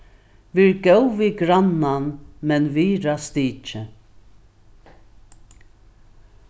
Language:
Faroese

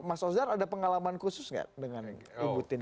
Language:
Indonesian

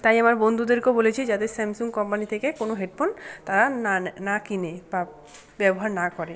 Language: Bangla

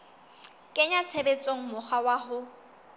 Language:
Southern Sotho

